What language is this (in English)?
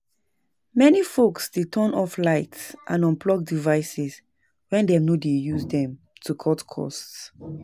Nigerian Pidgin